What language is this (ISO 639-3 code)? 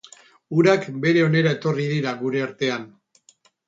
eus